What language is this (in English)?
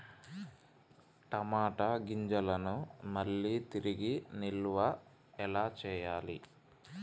Telugu